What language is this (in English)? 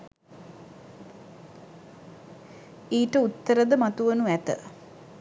Sinhala